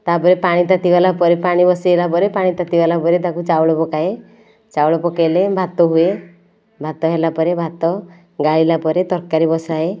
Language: Odia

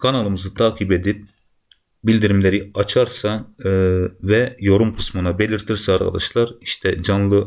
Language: Turkish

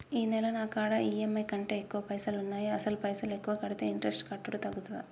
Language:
Telugu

